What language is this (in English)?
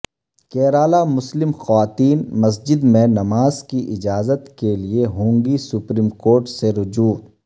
Urdu